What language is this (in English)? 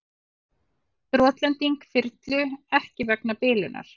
Icelandic